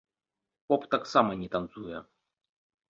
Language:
Belarusian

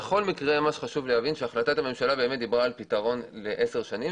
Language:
Hebrew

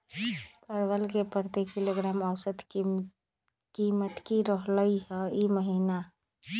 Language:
Magahi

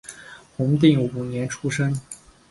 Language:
Chinese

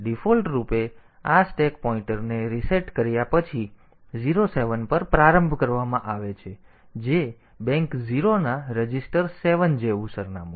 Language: Gujarati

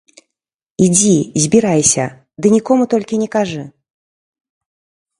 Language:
Belarusian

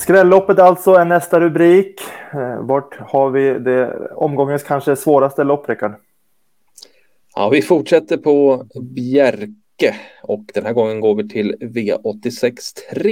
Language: Swedish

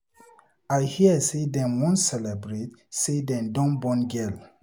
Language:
Nigerian Pidgin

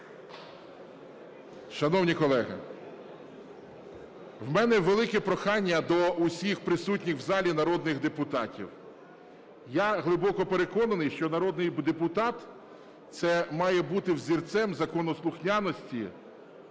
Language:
Ukrainian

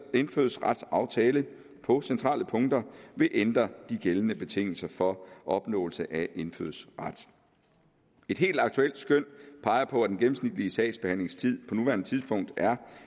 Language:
Danish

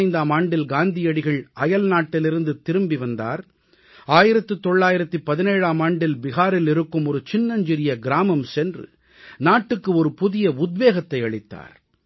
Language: Tamil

